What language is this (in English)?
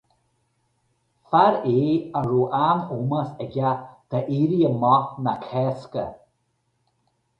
Irish